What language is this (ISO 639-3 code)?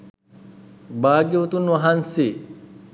sin